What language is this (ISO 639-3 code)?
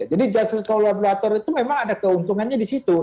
ind